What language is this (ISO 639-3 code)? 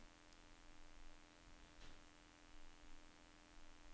nor